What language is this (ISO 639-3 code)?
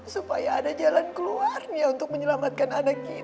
ind